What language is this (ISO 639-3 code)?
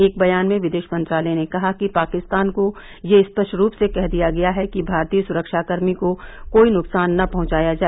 hin